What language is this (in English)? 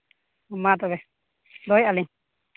Santali